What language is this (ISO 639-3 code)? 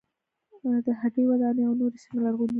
pus